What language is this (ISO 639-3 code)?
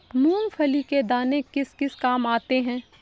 hin